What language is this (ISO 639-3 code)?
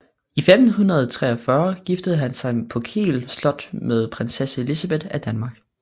dan